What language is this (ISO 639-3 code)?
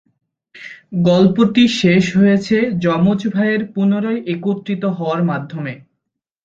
ben